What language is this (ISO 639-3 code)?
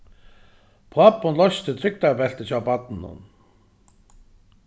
fao